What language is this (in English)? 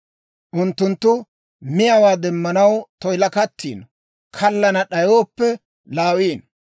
Dawro